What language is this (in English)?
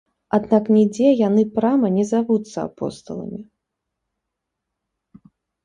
Belarusian